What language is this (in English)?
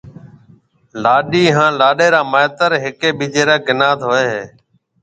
Marwari (Pakistan)